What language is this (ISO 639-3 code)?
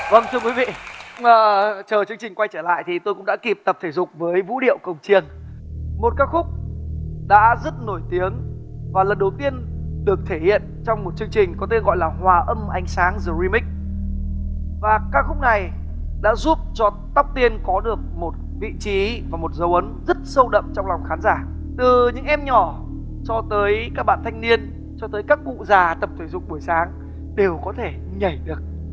vie